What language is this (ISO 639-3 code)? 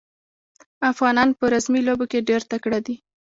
pus